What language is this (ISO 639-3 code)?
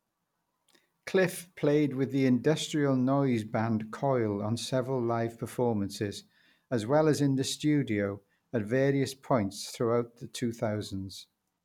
eng